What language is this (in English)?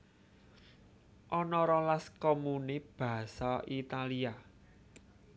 Javanese